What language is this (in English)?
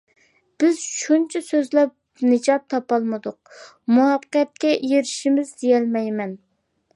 Uyghur